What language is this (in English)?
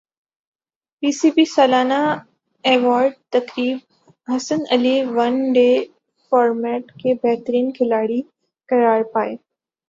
Urdu